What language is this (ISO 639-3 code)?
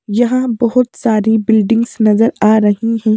hin